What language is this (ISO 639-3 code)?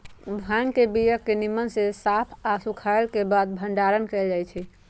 mag